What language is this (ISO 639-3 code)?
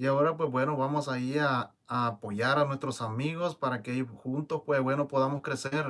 spa